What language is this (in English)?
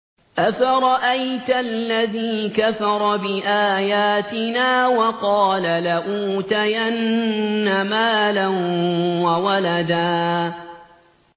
Arabic